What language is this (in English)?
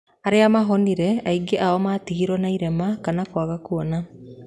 Kikuyu